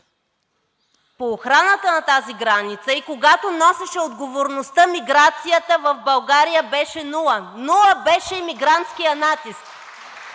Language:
Bulgarian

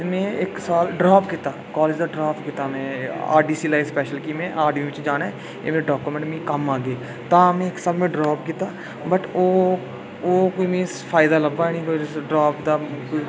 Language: Dogri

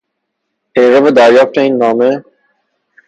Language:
Persian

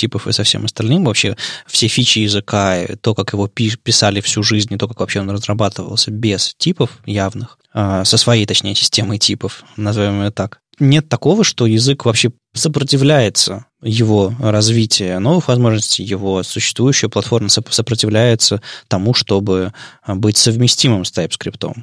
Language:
Russian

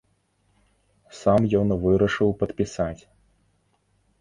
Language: Belarusian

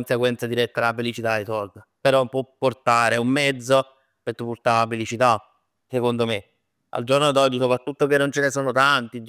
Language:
Neapolitan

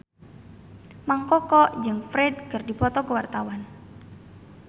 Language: Sundanese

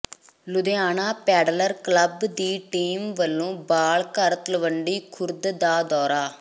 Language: Punjabi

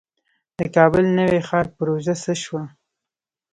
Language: Pashto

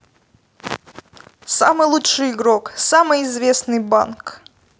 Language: Russian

